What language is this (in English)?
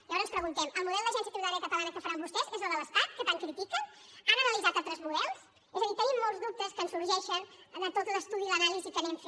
Catalan